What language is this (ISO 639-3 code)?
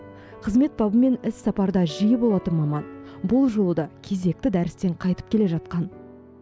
kaz